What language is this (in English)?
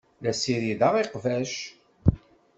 Kabyle